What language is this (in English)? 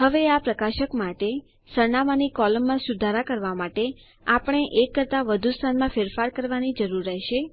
Gujarati